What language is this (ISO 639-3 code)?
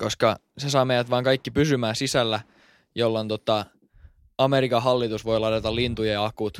fin